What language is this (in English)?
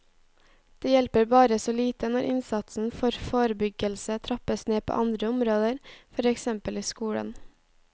Norwegian